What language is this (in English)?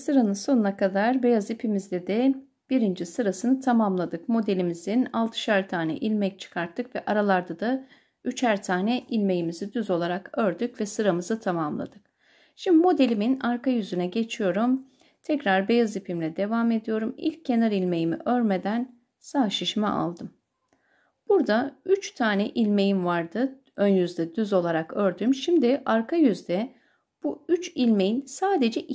Turkish